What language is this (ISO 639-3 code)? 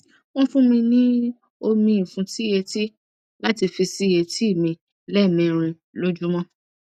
yor